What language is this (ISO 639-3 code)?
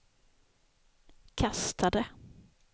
swe